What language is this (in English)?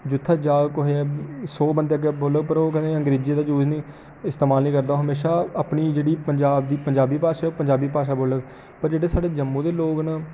Dogri